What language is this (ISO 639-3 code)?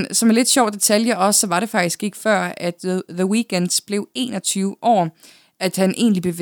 dan